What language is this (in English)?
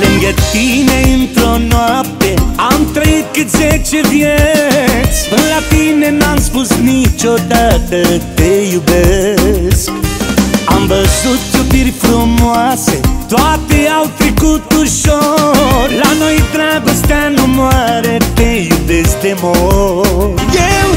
Romanian